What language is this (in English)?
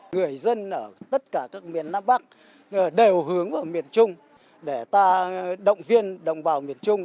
Vietnamese